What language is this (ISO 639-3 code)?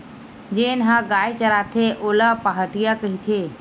hne